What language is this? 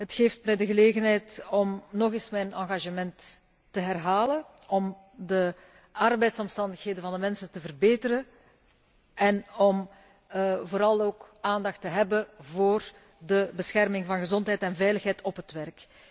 Dutch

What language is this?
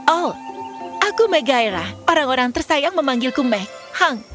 Indonesian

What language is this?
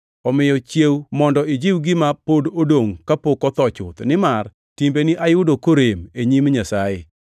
Luo (Kenya and Tanzania)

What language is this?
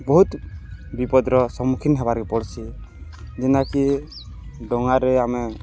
Odia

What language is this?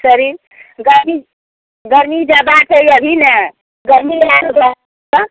Maithili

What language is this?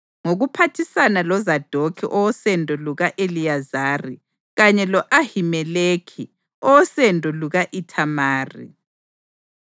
North Ndebele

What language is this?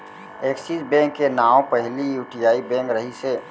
Chhattisgarhi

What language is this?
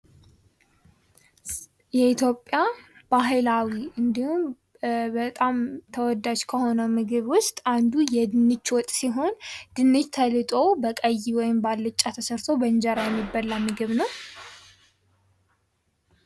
Amharic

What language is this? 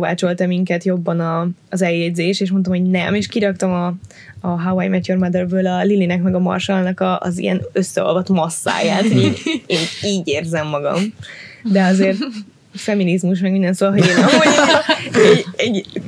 Hungarian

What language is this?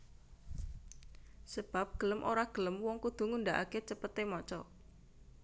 Javanese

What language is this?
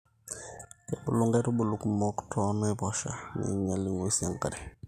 Masai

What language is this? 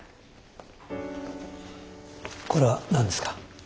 Japanese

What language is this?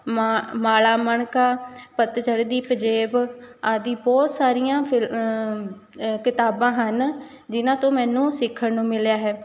Punjabi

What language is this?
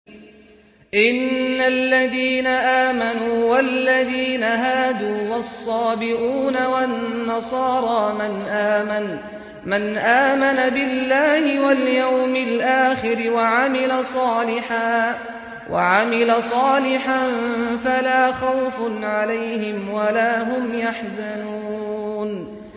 Arabic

